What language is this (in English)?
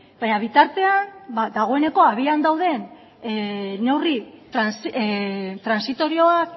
Basque